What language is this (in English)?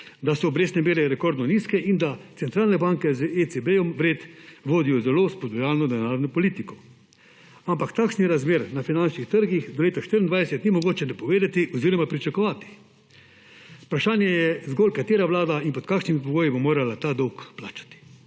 Slovenian